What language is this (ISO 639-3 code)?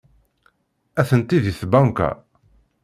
kab